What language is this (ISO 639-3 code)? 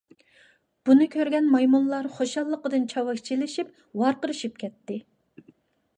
uig